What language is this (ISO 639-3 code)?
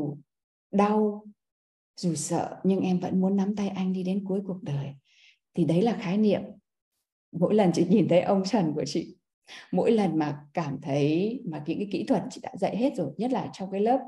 vie